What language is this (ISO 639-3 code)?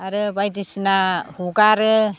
brx